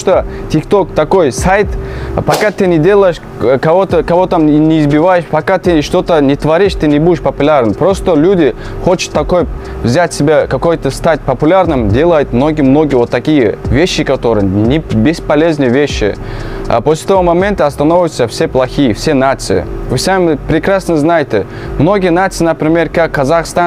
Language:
Russian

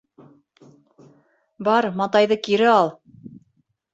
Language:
Bashkir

